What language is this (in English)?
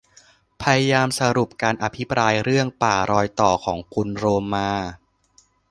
Thai